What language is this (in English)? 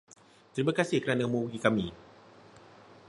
Malay